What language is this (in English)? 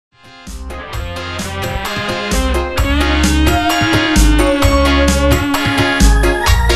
Indonesian